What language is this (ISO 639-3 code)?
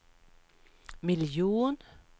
swe